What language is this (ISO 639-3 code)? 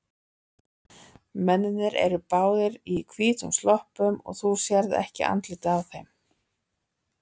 isl